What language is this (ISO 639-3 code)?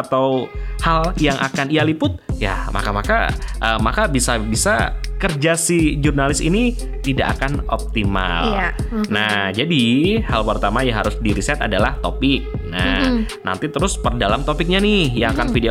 ind